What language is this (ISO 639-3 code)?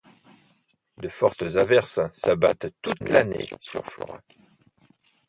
fra